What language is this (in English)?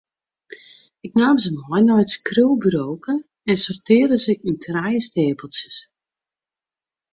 Western Frisian